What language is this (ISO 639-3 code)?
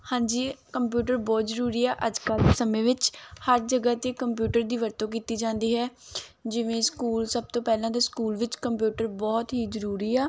pan